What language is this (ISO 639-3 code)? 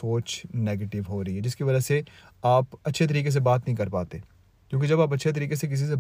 urd